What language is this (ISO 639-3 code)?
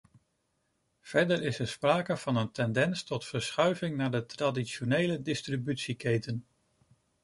nld